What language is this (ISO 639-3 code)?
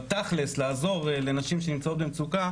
heb